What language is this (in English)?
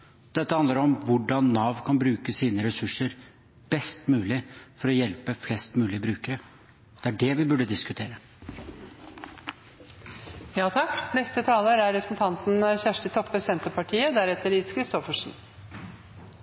Norwegian